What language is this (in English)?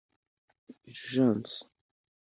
Kinyarwanda